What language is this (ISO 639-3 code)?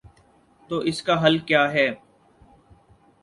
urd